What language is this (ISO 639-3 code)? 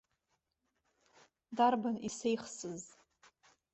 abk